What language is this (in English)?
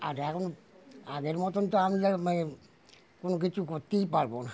Bangla